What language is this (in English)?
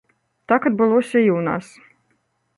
Belarusian